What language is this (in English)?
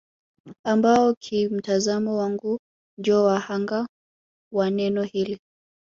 Swahili